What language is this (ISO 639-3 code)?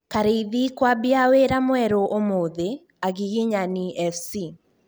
kik